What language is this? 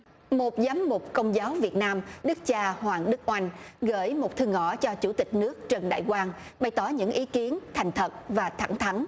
Vietnamese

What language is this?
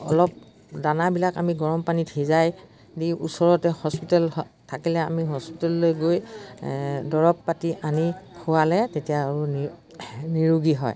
Assamese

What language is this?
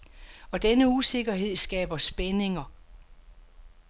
Danish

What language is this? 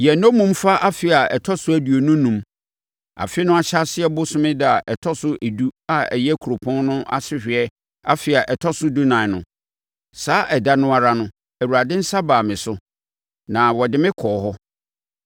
Akan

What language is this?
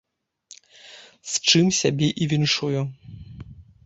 Belarusian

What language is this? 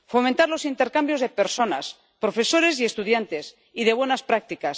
Spanish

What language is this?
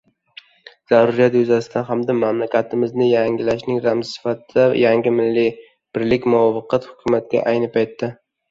Uzbek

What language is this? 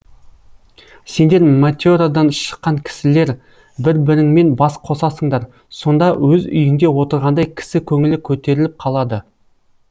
Kazakh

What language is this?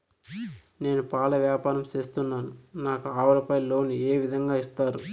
Telugu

